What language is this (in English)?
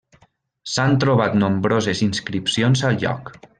Catalan